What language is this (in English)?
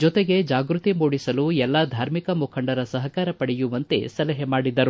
Kannada